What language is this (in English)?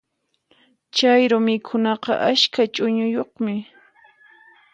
Puno Quechua